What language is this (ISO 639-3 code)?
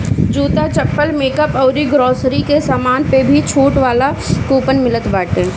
bho